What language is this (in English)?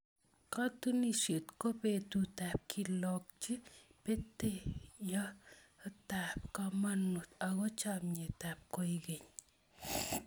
Kalenjin